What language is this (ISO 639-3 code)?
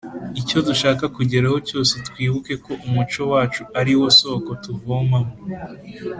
kin